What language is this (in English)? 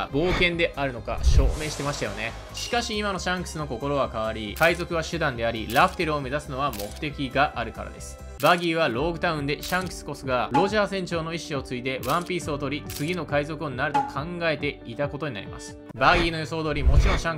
Japanese